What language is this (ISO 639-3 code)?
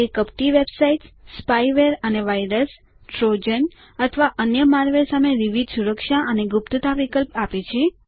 guj